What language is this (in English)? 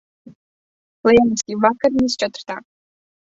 Latvian